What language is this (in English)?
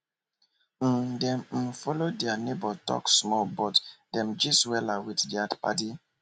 Nigerian Pidgin